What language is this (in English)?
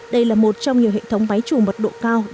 Vietnamese